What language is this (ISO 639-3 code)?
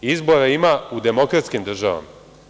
srp